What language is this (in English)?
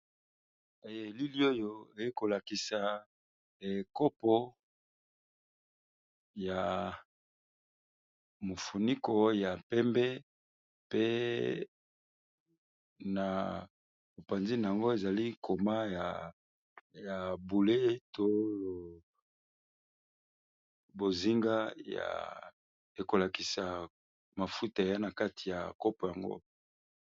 Lingala